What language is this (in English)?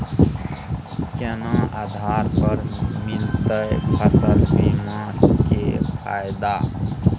Maithili